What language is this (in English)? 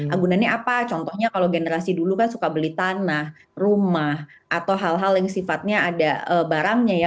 Indonesian